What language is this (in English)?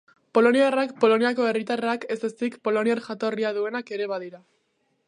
Basque